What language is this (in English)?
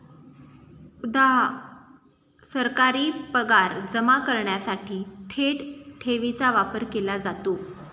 Marathi